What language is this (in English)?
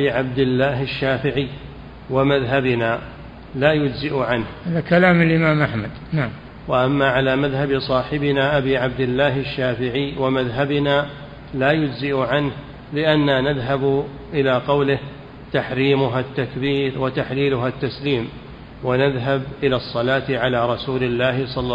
Arabic